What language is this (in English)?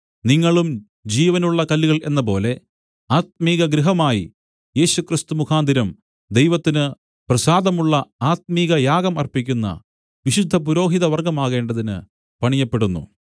Malayalam